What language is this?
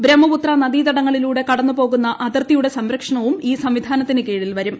Malayalam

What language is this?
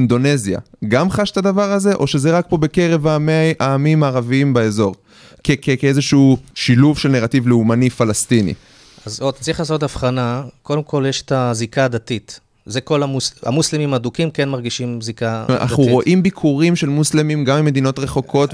Hebrew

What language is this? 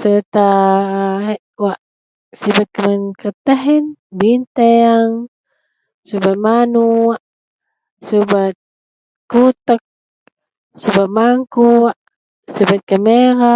Central Melanau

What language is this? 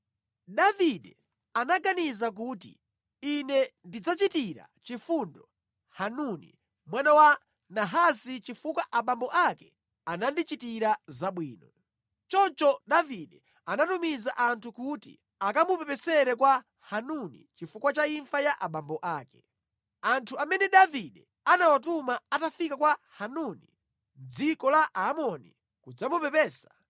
Nyanja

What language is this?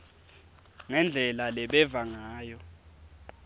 Swati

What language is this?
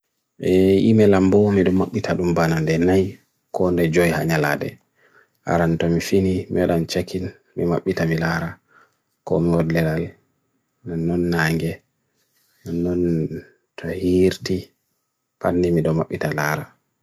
Bagirmi Fulfulde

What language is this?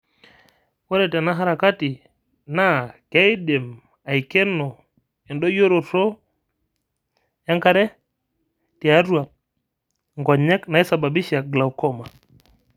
Masai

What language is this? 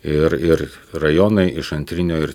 Lithuanian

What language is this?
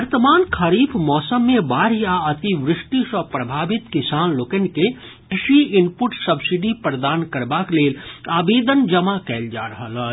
Maithili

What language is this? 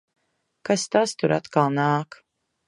Latvian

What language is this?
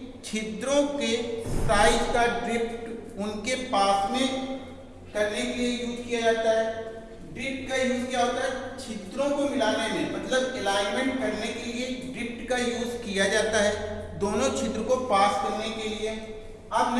Hindi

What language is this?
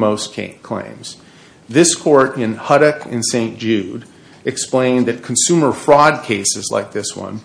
English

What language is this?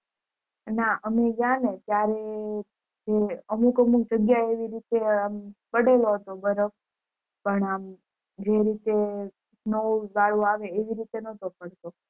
Gujarati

